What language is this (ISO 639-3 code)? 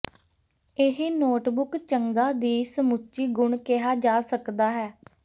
pan